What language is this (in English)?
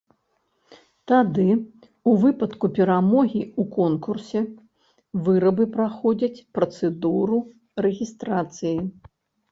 Belarusian